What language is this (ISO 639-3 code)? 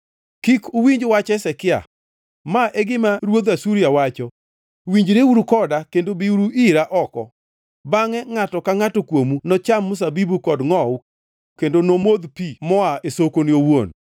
luo